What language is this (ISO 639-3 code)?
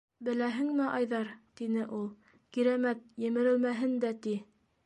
bak